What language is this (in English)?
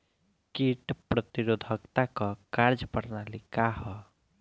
Bhojpuri